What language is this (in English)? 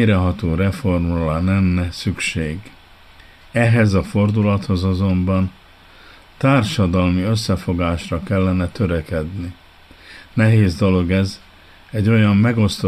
Hungarian